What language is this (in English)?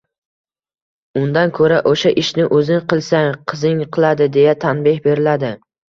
Uzbek